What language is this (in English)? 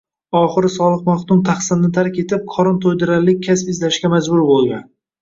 Uzbek